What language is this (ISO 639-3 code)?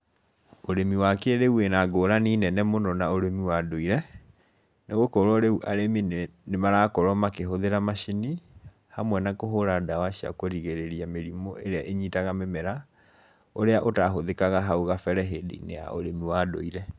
kik